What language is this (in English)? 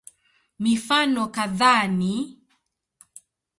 Swahili